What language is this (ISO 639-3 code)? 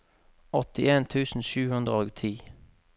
nor